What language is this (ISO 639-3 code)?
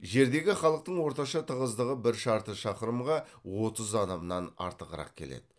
kaz